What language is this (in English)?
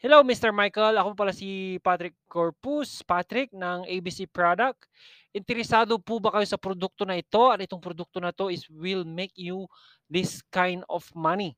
Filipino